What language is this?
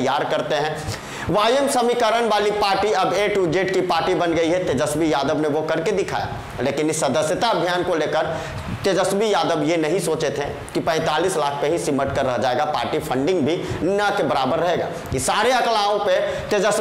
Hindi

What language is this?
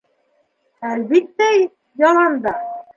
Bashkir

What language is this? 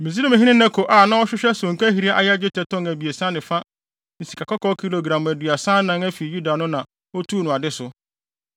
Akan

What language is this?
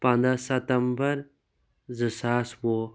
Kashmiri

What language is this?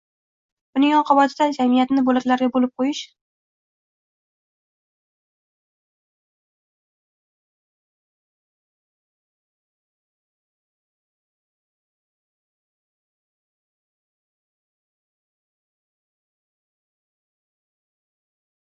Uzbek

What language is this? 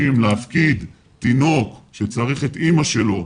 Hebrew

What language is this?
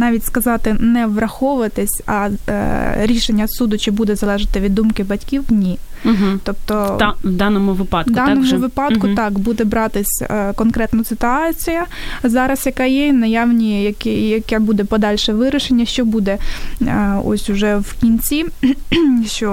Ukrainian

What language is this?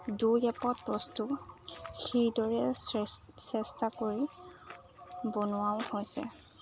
Assamese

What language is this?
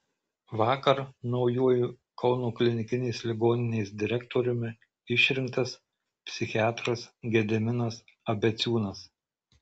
Lithuanian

